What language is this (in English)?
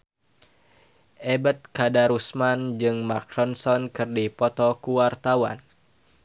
Sundanese